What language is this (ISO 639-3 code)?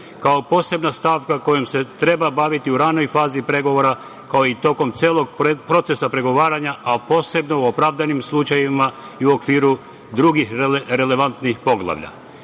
srp